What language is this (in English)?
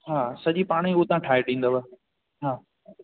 Sindhi